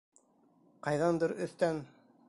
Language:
Bashkir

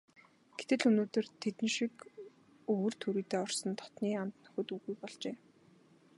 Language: Mongolian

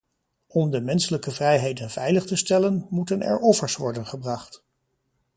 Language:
Dutch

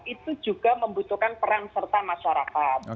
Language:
Indonesian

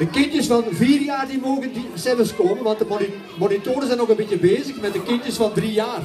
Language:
Dutch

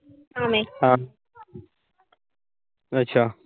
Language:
Punjabi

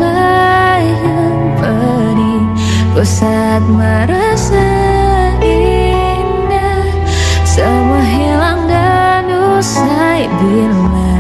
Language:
Indonesian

